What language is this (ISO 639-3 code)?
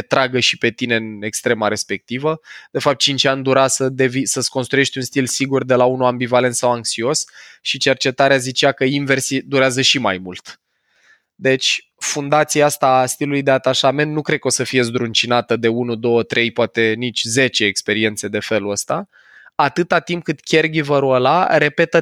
ron